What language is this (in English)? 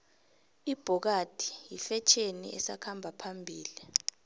South Ndebele